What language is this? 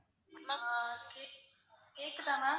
Tamil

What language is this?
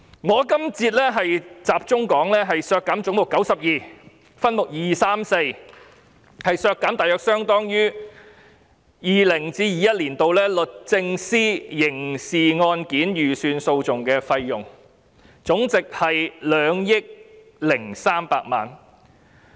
Cantonese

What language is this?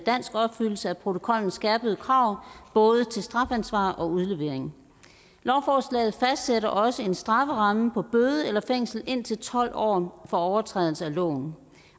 Danish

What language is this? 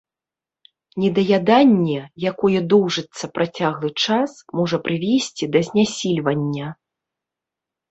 Belarusian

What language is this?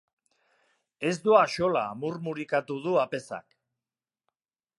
Basque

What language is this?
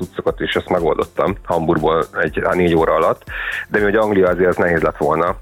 Hungarian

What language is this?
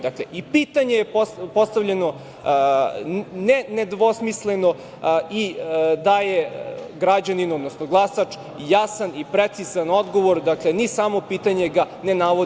Serbian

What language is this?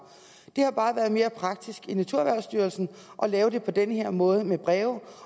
Danish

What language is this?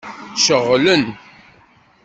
Kabyle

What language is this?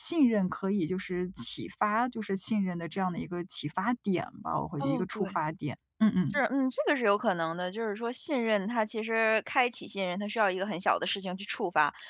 Chinese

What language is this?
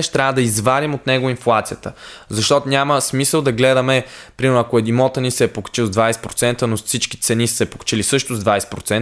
Bulgarian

